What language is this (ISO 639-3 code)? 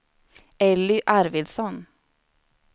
swe